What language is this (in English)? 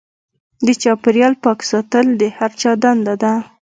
Pashto